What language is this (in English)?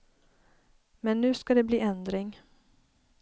Swedish